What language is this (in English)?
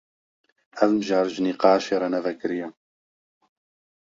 Kurdish